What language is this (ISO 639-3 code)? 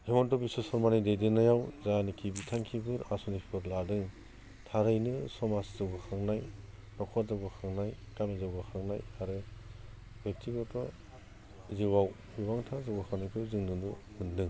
brx